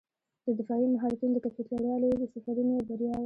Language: Pashto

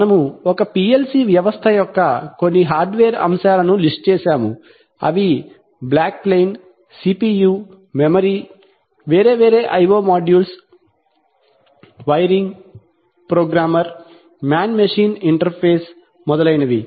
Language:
Telugu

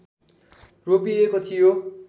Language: Nepali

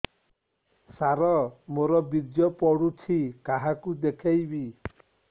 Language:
Odia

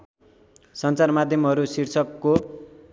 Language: Nepali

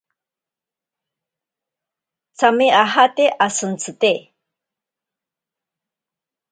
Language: Ashéninka Perené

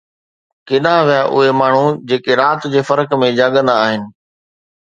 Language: Sindhi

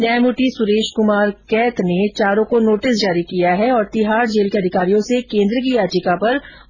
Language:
Hindi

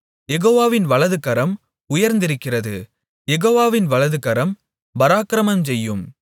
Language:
Tamil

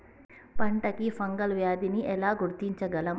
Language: Telugu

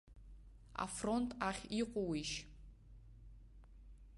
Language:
Abkhazian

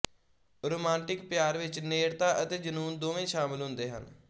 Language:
Punjabi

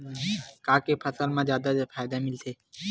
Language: Chhattisgarhi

